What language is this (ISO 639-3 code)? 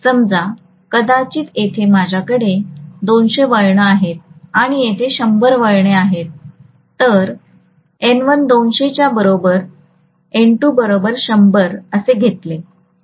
mar